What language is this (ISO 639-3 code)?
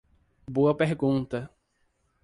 por